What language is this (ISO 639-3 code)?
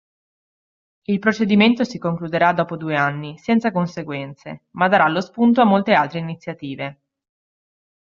ita